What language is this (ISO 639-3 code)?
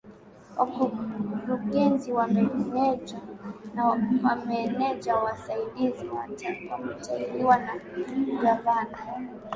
swa